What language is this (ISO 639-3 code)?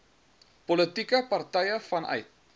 afr